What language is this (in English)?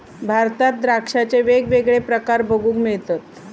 Marathi